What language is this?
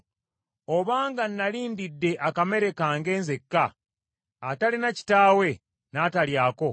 Ganda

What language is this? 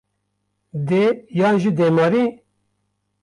Kurdish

